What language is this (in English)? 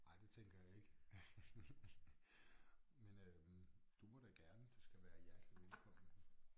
Danish